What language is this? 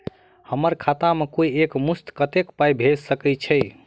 Maithili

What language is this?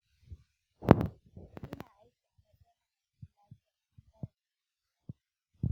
Hausa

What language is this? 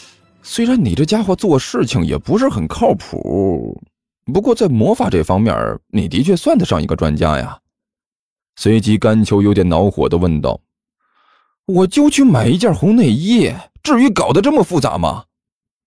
Chinese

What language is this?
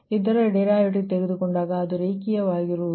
Kannada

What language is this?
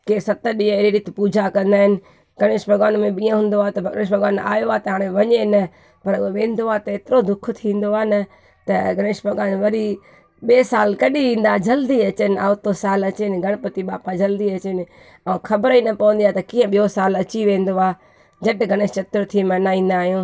Sindhi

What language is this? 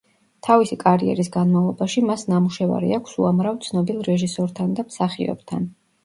Georgian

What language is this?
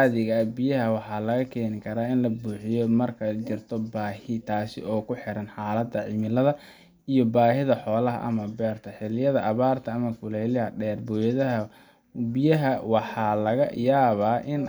Somali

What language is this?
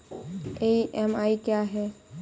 Hindi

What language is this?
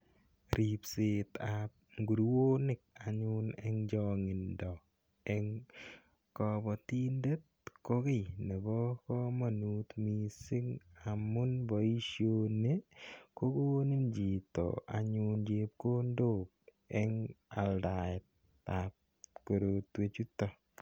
Kalenjin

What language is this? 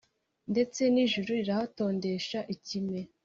Kinyarwanda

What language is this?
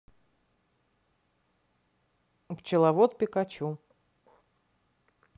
Russian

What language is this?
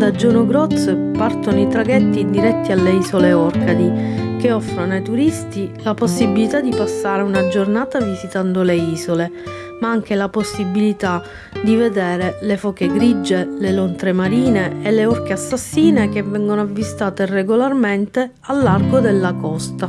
Italian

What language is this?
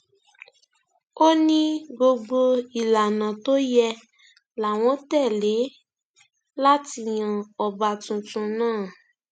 Yoruba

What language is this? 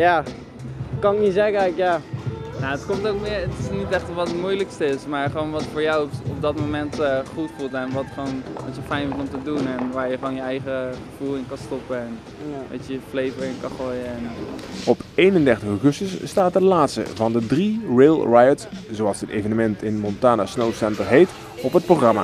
Dutch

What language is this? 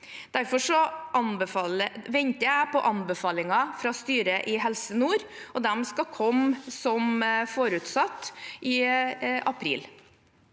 Norwegian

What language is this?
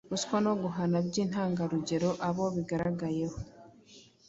Kinyarwanda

